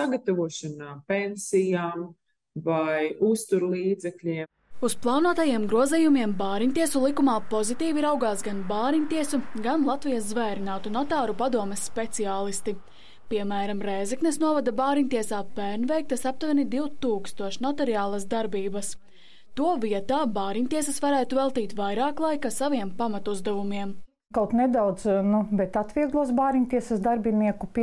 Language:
Latvian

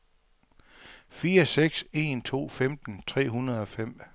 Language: Danish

